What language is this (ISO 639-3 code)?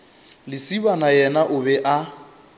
nso